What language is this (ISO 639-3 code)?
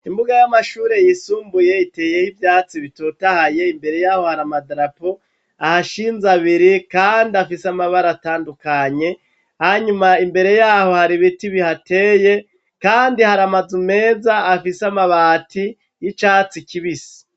run